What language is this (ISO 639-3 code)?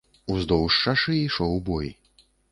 bel